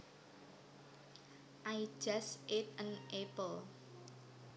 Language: Javanese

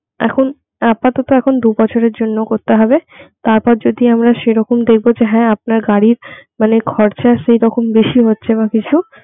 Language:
Bangla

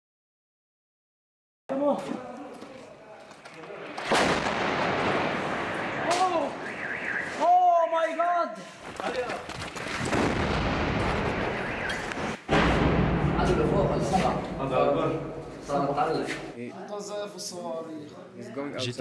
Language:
French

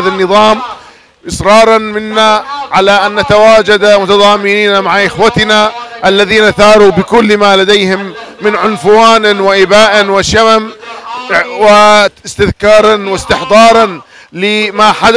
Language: Arabic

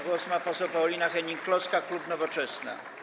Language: Polish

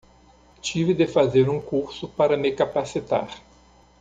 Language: Portuguese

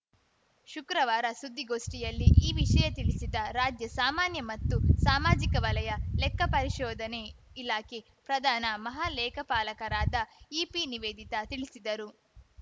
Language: Kannada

